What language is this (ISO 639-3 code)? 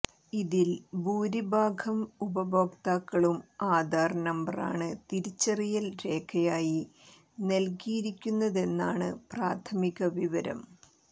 mal